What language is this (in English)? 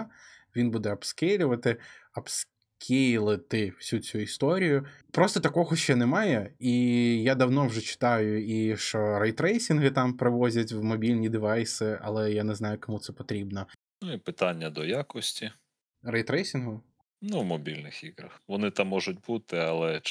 Ukrainian